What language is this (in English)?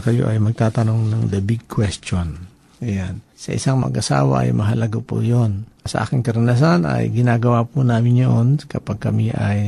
Filipino